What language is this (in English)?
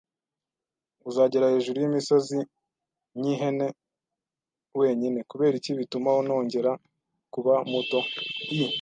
Kinyarwanda